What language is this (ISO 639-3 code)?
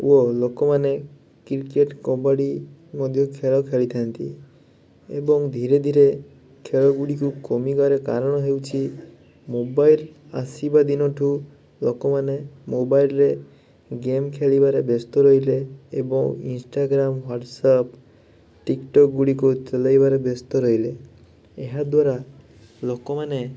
ori